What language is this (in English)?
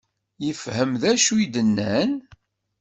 Kabyle